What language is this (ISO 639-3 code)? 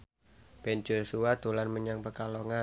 jav